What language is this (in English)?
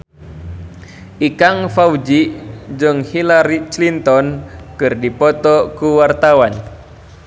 Sundanese